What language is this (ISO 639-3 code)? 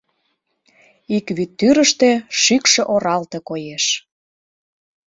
chm